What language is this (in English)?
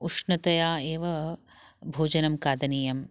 Sanskrit